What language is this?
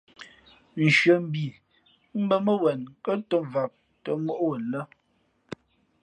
Fe'fe'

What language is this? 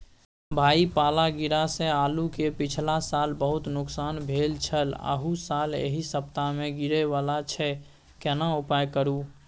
Maithili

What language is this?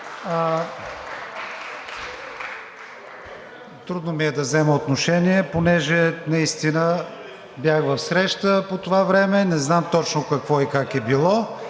Bulgarian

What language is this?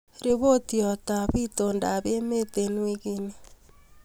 Kalenjin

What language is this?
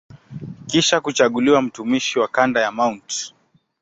Swahili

